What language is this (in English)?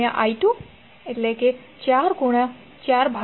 Gujarati